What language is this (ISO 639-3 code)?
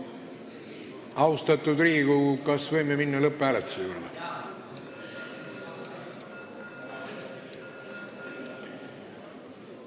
est